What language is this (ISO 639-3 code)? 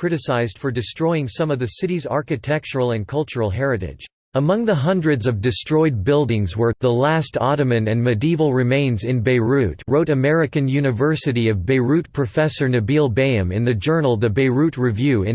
eng